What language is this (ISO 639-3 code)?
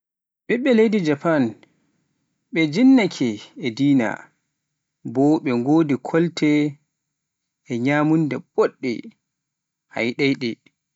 fuf